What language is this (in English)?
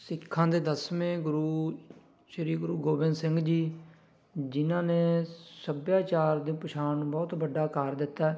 Punjabi